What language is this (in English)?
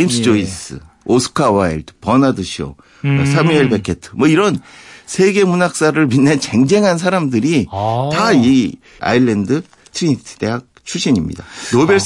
Korean